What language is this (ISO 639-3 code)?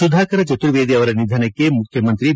kan